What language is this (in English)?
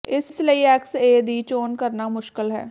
Punjabi